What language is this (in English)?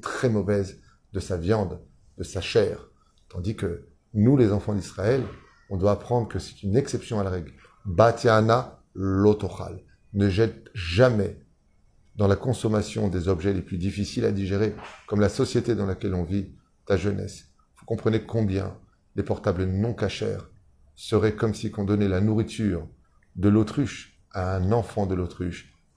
French